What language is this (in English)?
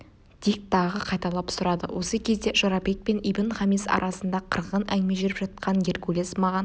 Kazakh